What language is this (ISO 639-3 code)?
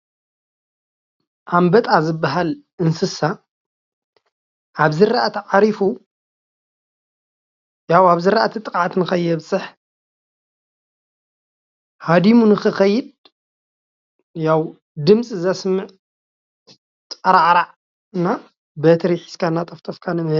tir